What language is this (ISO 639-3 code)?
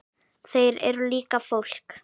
isl